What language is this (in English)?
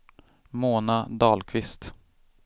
Swedish